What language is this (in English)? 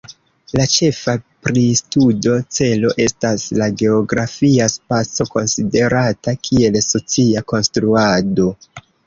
Esperanto